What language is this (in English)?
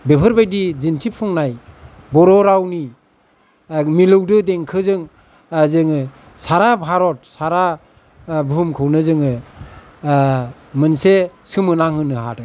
Bodo